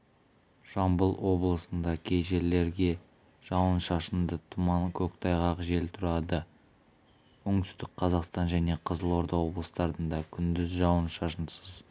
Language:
Kazakh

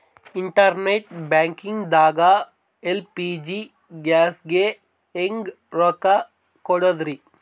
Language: Kannada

